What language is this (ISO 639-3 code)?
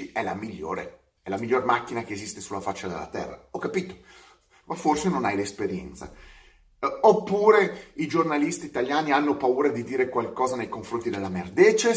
ita